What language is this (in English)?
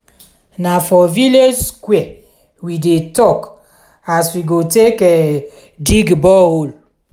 Nigerian Pidgin